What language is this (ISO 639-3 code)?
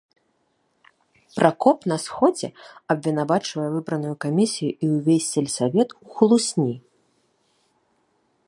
bel